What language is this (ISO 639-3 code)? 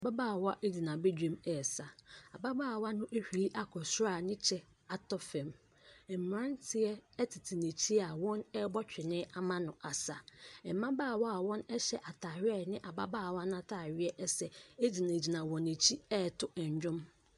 aka